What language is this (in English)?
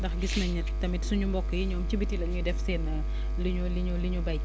Wolof